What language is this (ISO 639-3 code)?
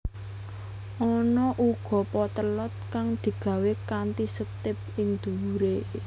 jav